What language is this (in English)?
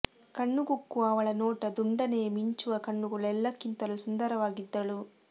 Kannada